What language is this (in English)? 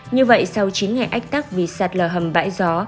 Vietnamese